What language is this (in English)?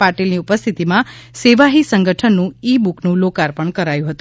Gujarati